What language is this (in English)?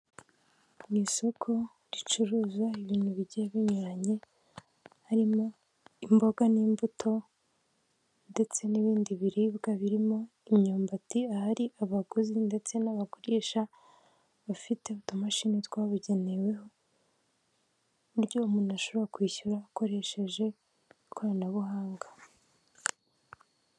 Kinyarwanda